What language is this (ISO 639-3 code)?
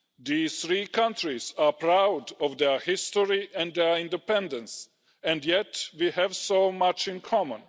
eng